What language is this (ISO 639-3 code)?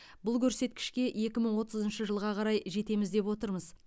kaz